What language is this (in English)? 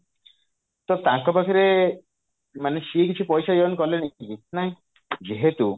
Odia